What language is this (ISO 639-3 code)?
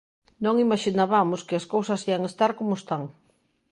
glg